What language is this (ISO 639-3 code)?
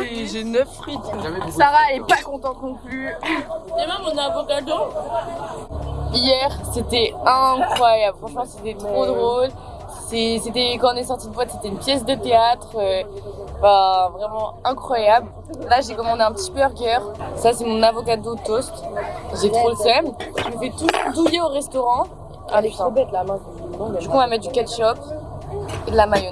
fra